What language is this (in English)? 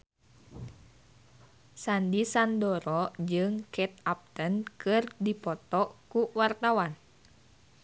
Sundanese